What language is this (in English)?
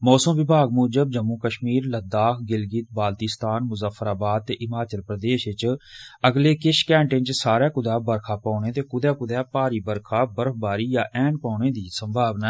Dogri